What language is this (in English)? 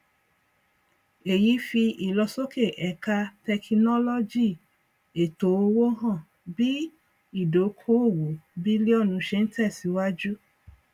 Yoruba